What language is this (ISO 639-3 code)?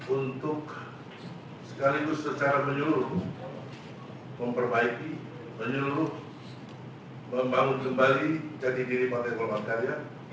ind